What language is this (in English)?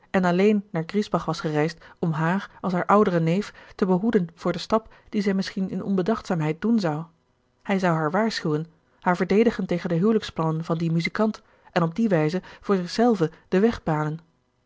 Dutch